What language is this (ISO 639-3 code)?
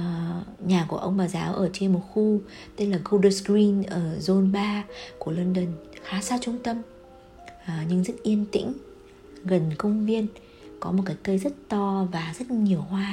vie